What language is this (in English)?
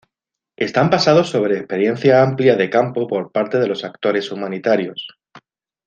Spanish